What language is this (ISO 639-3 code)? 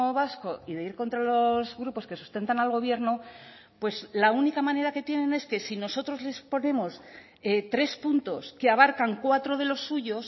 spa